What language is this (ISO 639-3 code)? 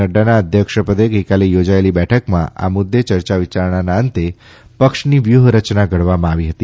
guj